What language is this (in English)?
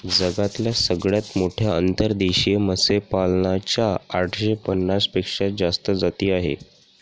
Marathi